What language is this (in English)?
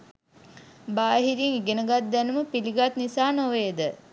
Sinhala